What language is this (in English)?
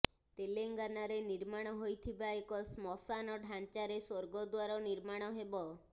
Odia